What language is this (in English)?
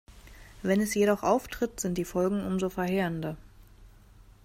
German